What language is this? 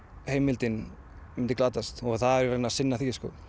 Icelandic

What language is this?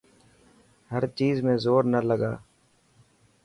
Dhatki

